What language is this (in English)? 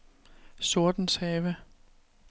Danish